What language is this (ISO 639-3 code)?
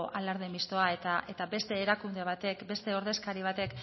eus